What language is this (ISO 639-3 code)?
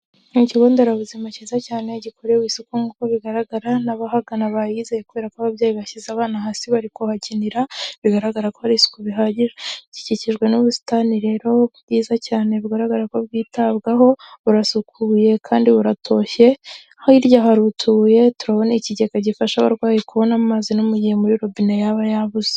kin